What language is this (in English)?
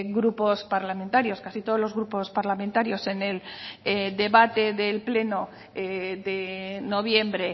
Spanish